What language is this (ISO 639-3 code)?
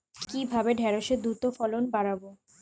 ben